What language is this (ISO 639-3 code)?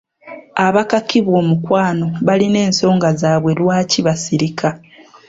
lug